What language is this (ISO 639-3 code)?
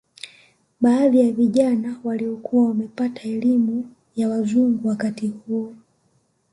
swa